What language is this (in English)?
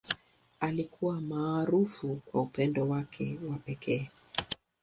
Swahili